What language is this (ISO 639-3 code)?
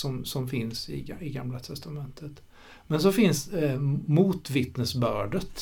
swe